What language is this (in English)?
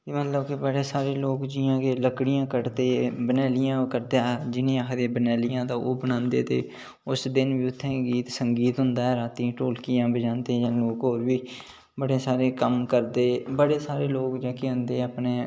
Dogri